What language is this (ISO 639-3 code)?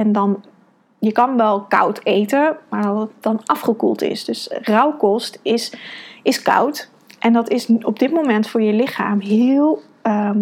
nld